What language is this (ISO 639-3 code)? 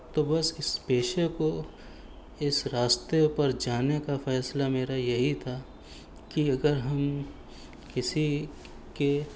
urd